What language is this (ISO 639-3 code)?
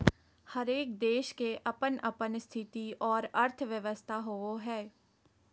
mag